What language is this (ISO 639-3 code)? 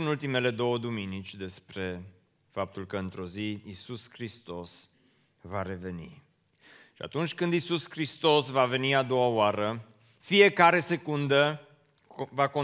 ron